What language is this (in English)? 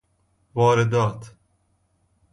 Persian